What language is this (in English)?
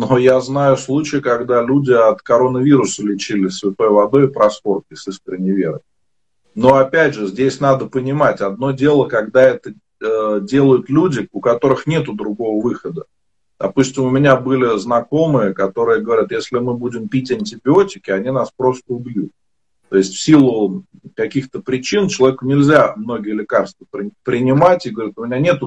Russian